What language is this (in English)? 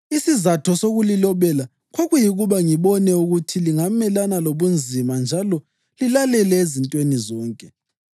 North Ndebele